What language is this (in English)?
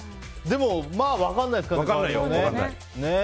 Japanese